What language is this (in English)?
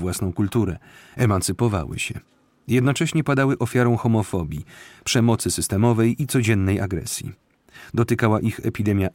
Polish